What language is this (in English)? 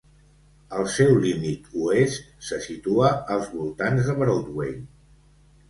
Catalan